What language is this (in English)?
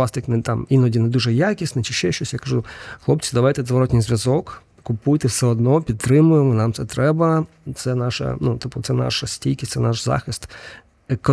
Ukrainian